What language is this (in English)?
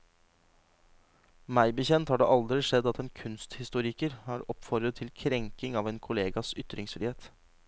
Norwegian